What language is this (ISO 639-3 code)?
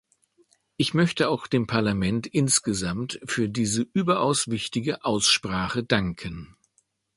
deu